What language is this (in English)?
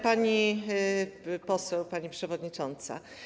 Polish